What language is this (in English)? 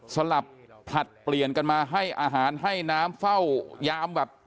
Thai